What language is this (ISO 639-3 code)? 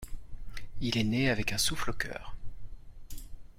fra